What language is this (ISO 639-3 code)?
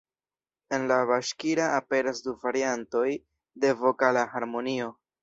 epo